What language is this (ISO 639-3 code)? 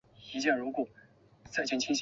zho